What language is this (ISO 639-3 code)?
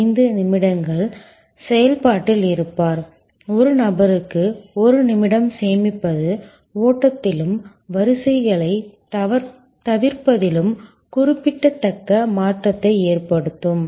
tam